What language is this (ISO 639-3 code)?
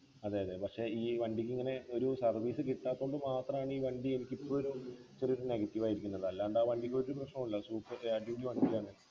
mal